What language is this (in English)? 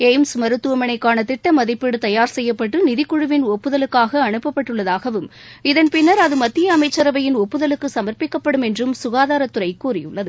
Tamil